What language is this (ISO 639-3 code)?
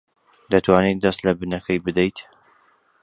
ckb